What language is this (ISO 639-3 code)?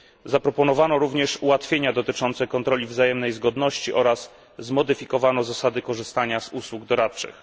pol